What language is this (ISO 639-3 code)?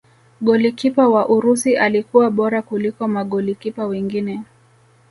swa